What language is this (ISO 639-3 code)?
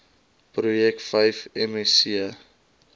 afr